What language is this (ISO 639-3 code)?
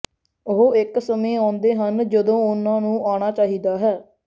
pan